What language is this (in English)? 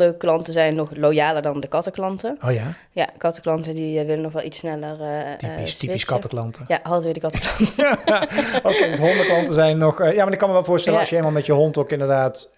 Dutch